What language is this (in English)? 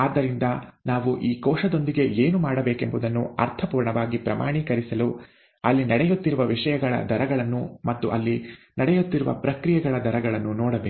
Kannada